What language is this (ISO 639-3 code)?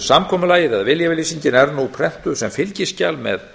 isl